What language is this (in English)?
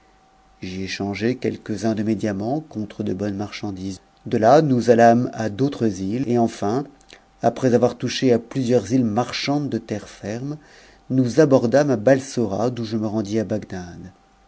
French